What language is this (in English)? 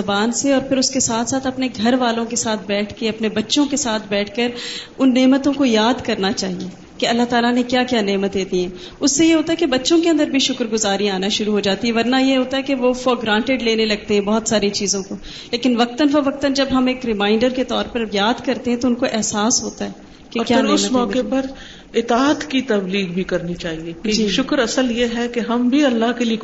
Urdu